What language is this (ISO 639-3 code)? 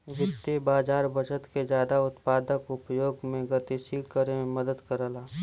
bho